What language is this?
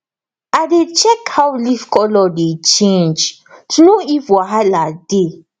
Nigerian Pidgin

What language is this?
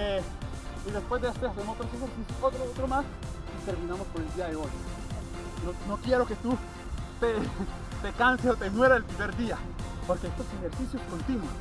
Spanish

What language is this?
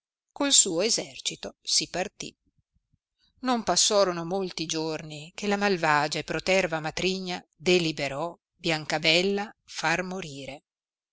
Italian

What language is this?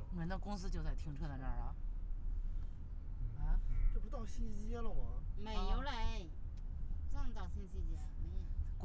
Chinese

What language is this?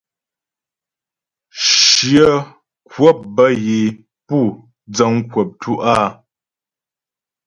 Ghomala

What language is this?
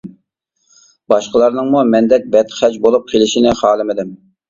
Uyghur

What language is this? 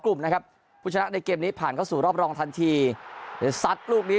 Thai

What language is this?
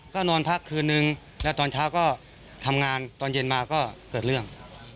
Thai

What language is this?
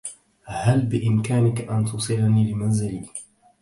Arabic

